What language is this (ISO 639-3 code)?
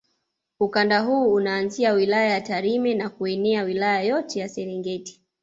swa